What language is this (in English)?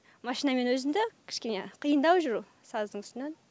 Kazakh